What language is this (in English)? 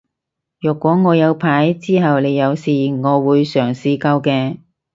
Cantonese